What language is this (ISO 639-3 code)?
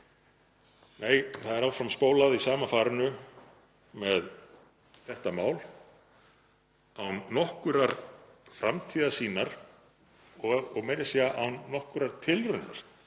isl